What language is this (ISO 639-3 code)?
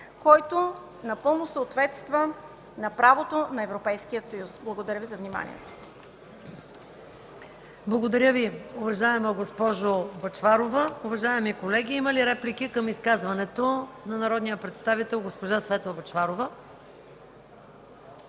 bul